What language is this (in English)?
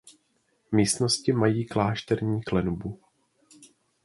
Czech